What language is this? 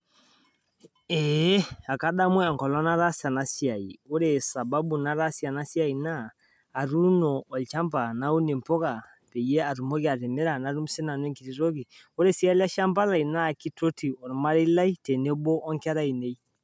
Masai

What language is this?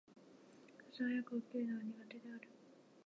Japanese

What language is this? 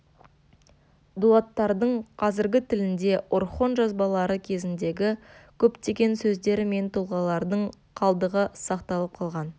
Kazakh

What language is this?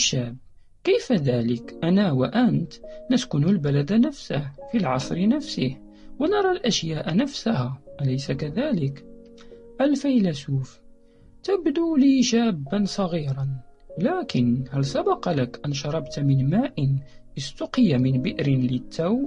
Arabic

